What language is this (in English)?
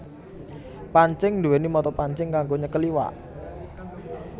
Javanese